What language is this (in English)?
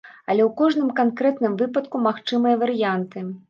Belarusian